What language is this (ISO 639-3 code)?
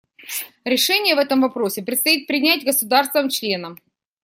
rus